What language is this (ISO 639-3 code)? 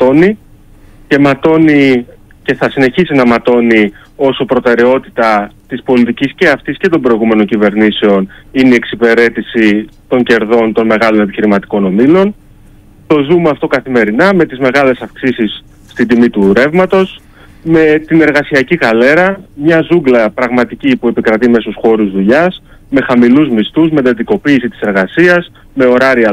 ell